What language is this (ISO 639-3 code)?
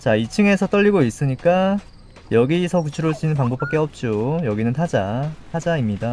kor